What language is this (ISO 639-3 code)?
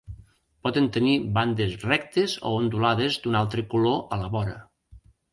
cat